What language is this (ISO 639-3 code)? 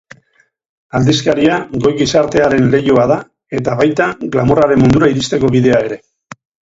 eus